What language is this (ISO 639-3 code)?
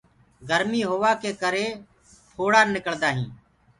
ggg